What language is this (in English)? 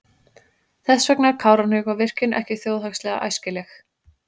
Icelandic